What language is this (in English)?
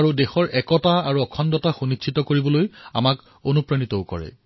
Assamese